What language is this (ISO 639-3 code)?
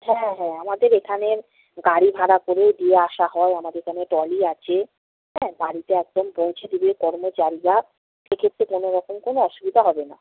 ben